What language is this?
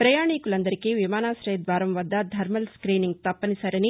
Telugu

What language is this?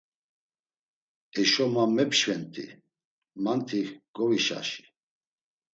Laz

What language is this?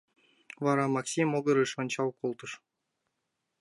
Mari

